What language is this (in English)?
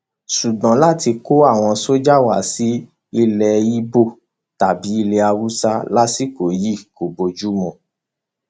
Yoruba